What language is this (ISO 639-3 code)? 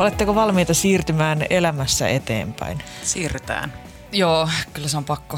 fin